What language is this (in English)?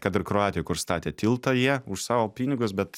Lithuanian